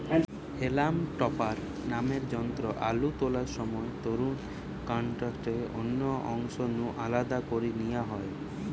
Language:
Bangla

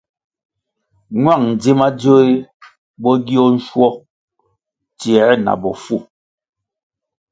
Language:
Kwasio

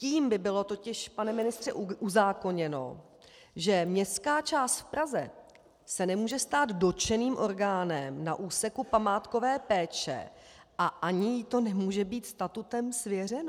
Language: Czech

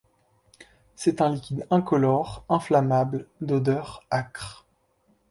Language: French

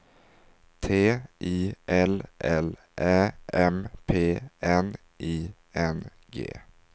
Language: Swedish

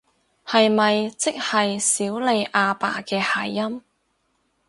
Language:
Cantonese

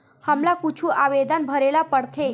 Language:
Chhattisgarhi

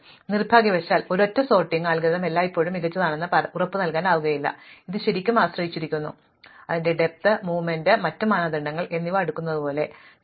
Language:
Malayalam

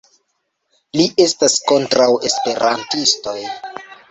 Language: Esperanto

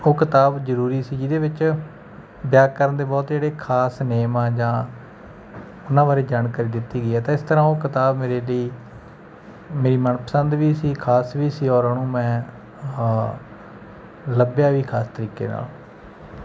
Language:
Punjabi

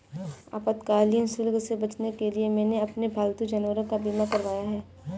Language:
Hindi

